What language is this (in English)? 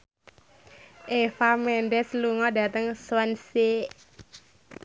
Javanese